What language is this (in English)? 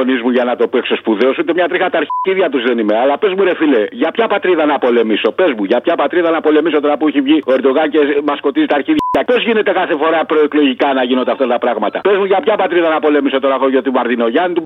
Greek